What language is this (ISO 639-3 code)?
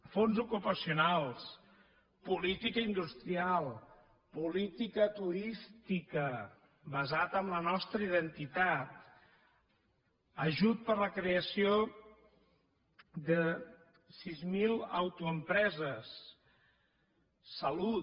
cat